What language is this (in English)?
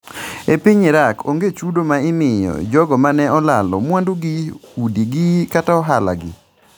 Luo (Kenya and Tanzania)